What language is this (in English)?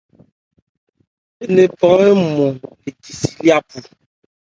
Ebrié